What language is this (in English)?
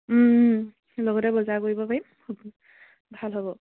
Assamese